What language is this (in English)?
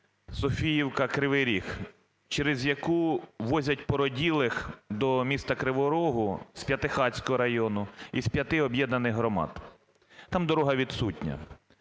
Ukrainian